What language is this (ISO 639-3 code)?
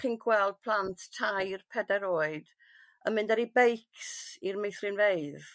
cym